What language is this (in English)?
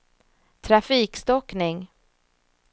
Swedish